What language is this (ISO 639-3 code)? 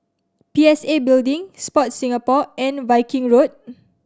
eng